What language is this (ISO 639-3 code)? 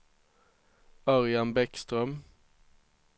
swe